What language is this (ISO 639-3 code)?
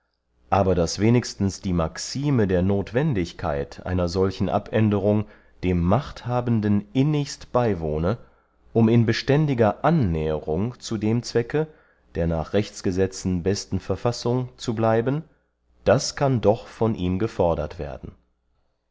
deu